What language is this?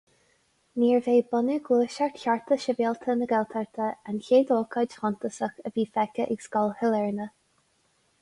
Irish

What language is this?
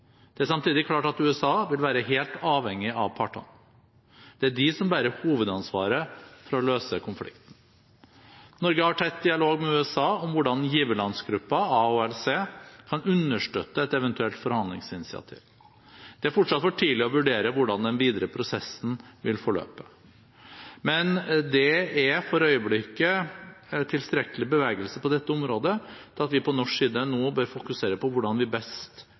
Norwegian Bokmål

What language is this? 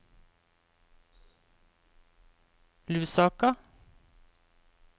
Norwegian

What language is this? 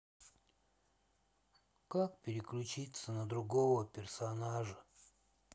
Russian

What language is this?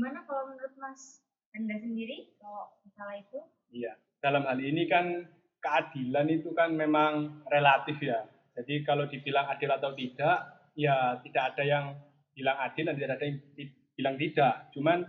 Indonesian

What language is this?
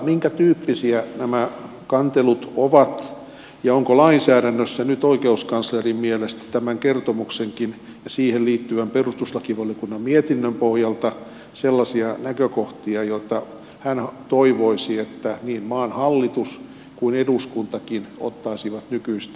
Finnish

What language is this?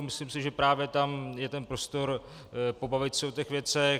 Czech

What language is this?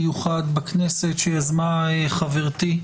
Hebrew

